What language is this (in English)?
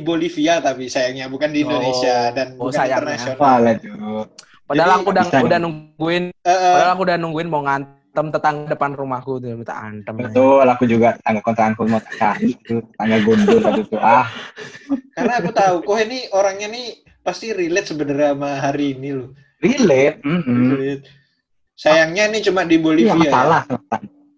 Indonesian